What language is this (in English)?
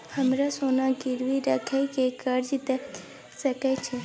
Maithili